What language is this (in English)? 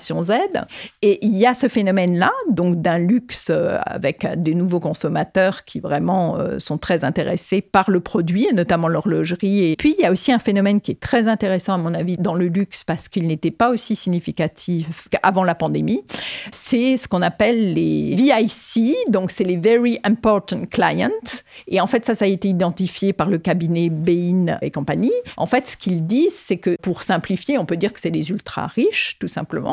French